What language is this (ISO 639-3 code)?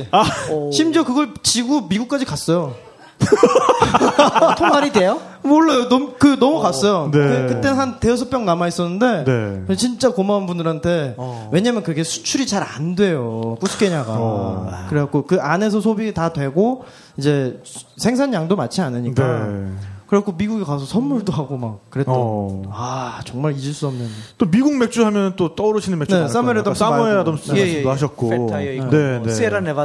kor